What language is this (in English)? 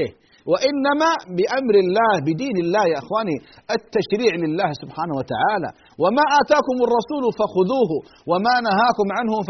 Arabic